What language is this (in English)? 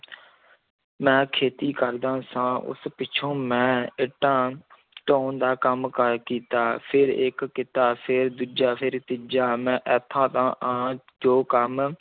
Punjabi